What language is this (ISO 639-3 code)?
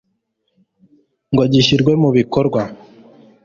kin